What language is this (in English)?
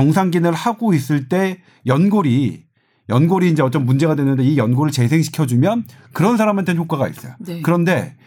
Korean